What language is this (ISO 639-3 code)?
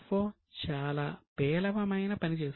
tel